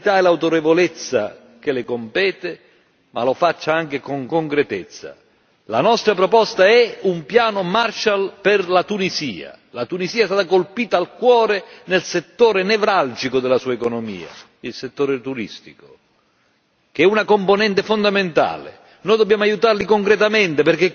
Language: Italian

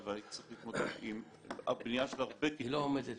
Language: Hebrew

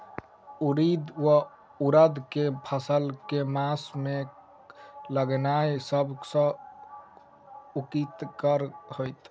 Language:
Maithili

